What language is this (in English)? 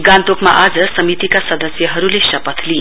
Nepali